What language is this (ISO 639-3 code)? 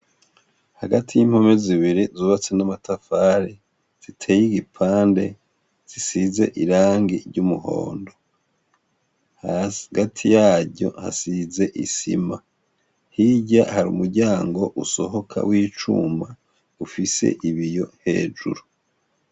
run